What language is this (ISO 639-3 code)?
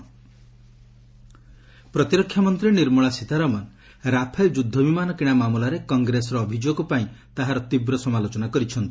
ori